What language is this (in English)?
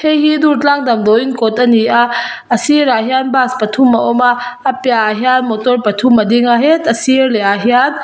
Mizo